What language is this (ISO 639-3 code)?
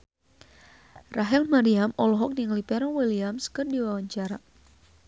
sun